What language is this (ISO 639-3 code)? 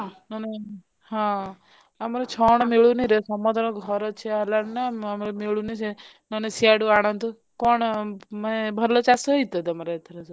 ori